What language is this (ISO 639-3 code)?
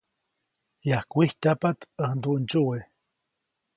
zoc